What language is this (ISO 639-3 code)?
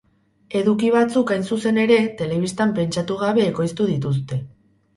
eus